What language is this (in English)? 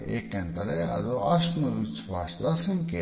Kannada